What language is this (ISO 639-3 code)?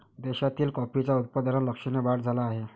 mar